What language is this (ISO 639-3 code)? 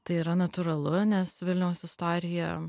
lit